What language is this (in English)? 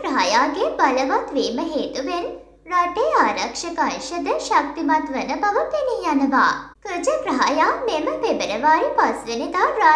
Turkish